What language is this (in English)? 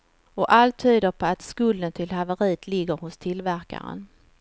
Swedish